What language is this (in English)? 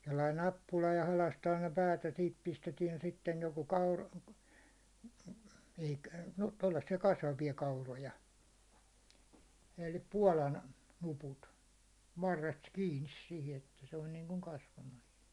Finnish